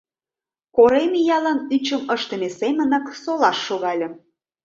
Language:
Mari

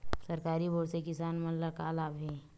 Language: Chhattisgarhi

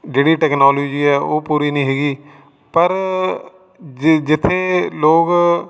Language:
Punjabi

